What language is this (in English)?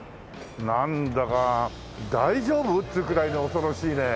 Japanese